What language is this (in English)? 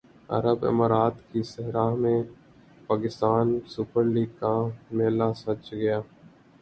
Urdu